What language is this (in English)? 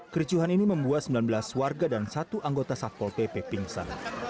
Indonesian